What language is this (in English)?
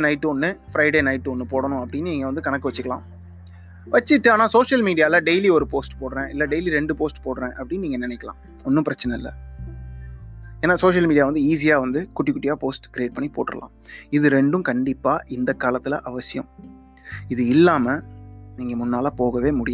Tamil